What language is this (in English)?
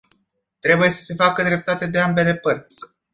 Romanian